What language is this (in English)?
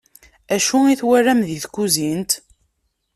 Kabyle